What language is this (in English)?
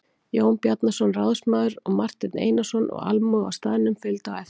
Icelandic